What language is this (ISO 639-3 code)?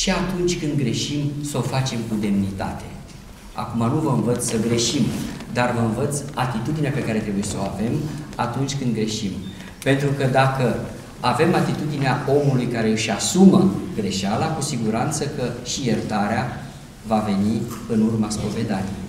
ron